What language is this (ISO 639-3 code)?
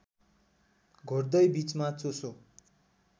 nep